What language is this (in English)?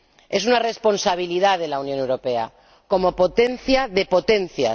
Spanish